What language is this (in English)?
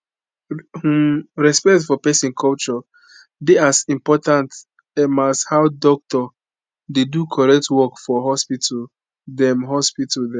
Nigerian Pidgin